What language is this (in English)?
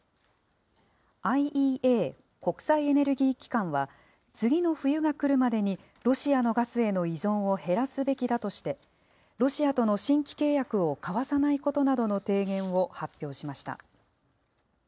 Japanese